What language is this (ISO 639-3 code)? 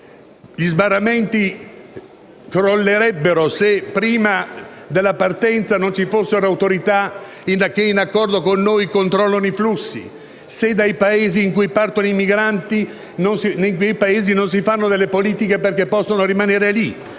ita